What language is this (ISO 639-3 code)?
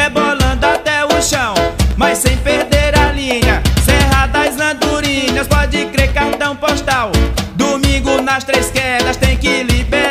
por